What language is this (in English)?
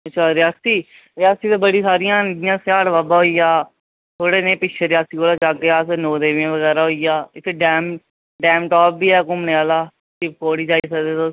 Dogri